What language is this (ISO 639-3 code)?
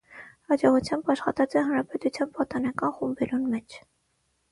hye